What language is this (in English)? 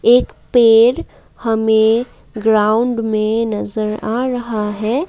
Hindi